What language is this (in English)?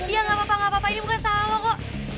Indonesian